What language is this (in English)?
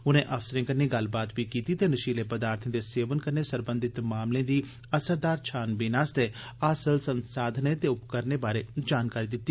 Dogri